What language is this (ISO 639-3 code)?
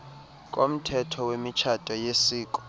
xho